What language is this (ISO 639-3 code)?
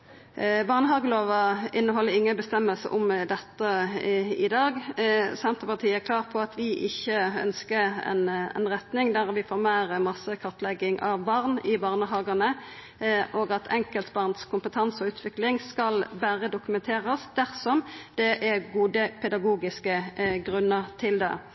nno